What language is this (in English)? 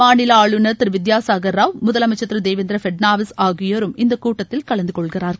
Tamil